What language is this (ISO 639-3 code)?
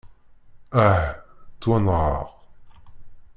kab